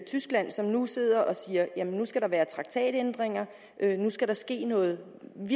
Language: Danish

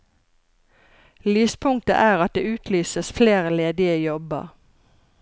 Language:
Norwegian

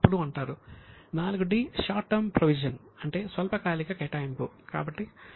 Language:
Telugu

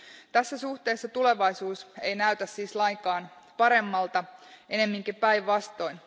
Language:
Finnish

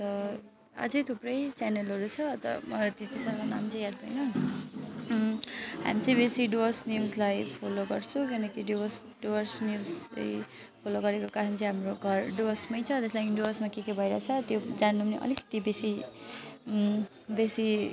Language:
Nepali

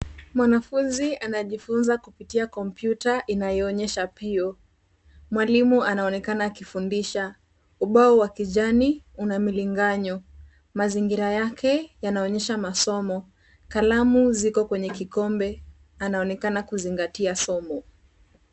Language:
Swahili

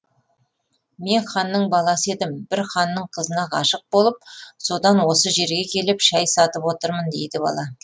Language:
Kazakh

